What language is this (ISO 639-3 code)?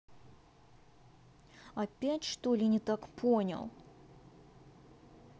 rus